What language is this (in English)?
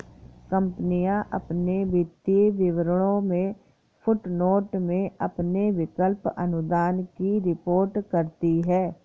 Hindi